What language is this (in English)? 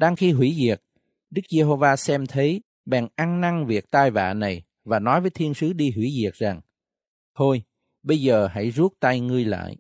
Vietnamese